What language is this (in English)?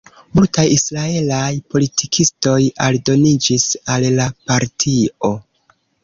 Esperanto